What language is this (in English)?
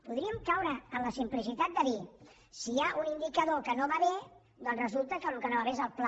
Catalan